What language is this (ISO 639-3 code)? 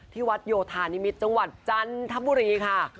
tha